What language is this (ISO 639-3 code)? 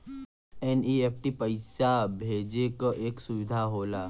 bho